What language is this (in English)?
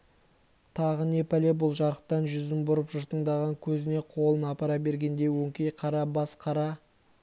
Kazakh